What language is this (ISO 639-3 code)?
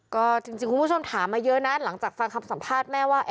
tha